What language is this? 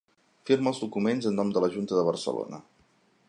Catalan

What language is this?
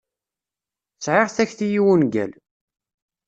Kabyle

